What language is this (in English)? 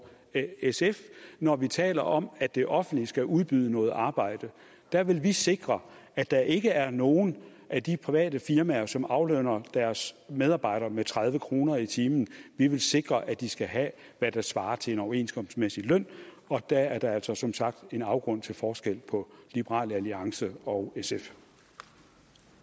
Danish